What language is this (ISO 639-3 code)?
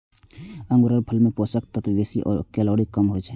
mai